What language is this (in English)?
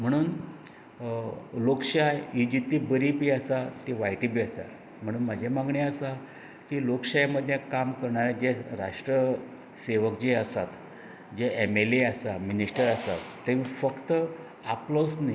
Konkani